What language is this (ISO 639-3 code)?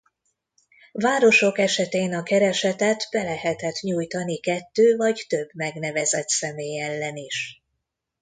hun